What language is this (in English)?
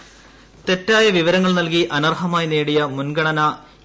Malayalam